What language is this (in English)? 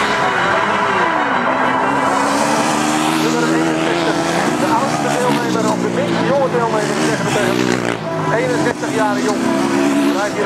Dutch